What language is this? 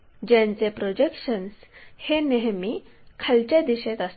Marathi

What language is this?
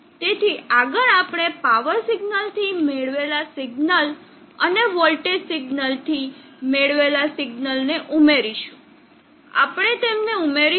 Gujarati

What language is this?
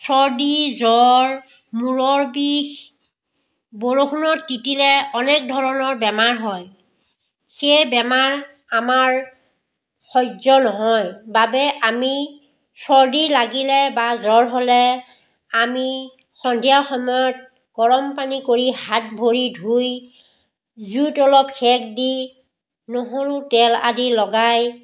Assamese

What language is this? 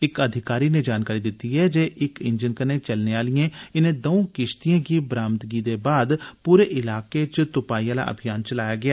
Dogri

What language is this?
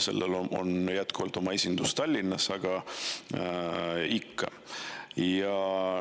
Estonian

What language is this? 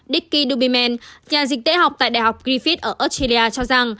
Vietnamese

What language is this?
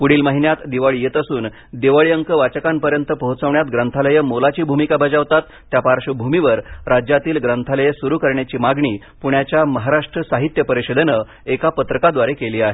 Marathi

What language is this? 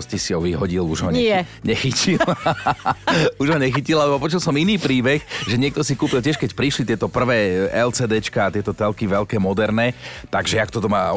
Slovak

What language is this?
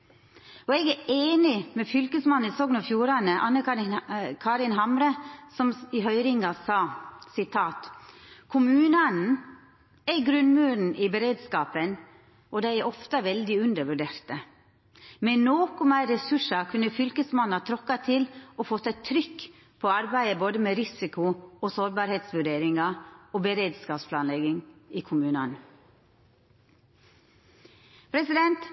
Norwegian Nynorsk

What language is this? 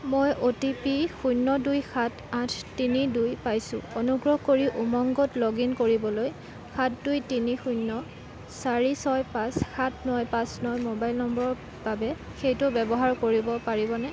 Assamese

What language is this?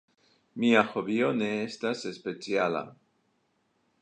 Esperanto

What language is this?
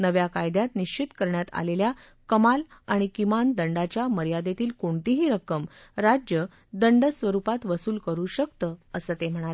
Marathi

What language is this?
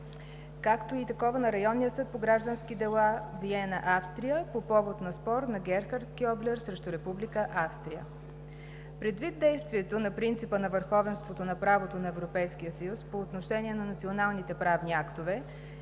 Bulgarian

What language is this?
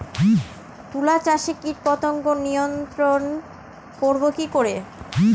Bangla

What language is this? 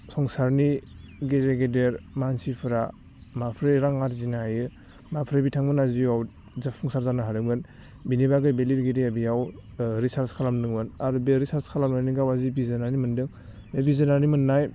Bodo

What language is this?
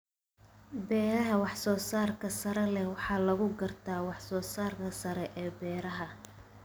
Somali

